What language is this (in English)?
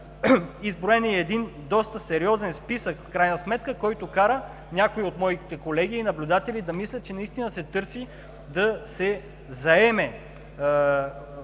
Bulgarian